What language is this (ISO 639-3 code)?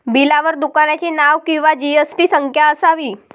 mar